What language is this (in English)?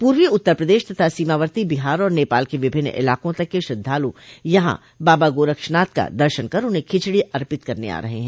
Hindi